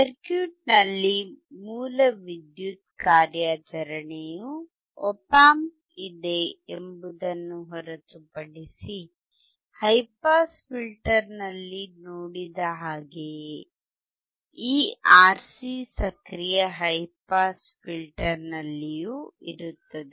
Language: Kannada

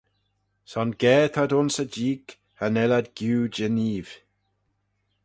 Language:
Manx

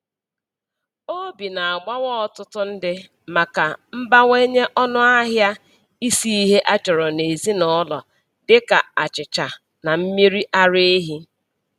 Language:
Igbo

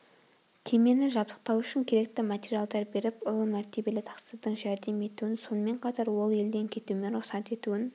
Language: Kazakh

